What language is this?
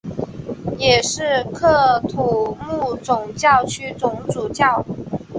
Chinese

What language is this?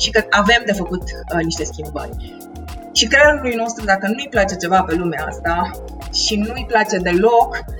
Romanian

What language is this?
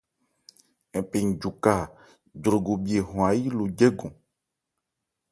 Ebrié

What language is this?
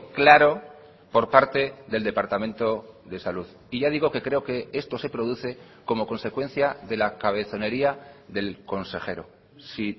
Spanish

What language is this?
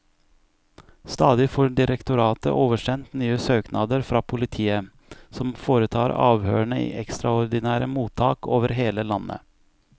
Norwegian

